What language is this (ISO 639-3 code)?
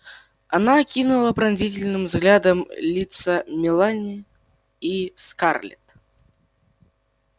rus